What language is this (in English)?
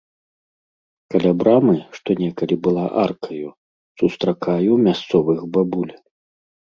Belarusian